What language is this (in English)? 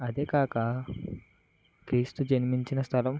Telugu